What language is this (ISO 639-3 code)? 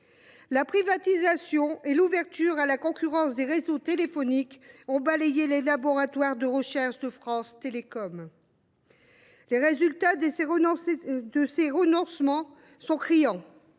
fra